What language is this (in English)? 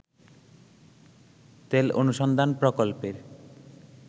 Bangla